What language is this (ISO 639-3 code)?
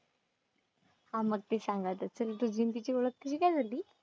mar